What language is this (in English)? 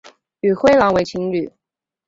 Chinese